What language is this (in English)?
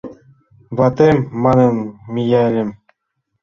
Mari